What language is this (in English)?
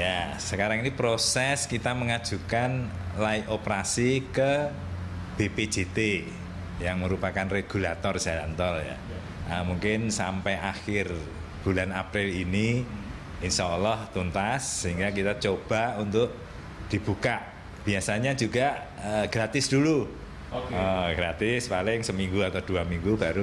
Indonesian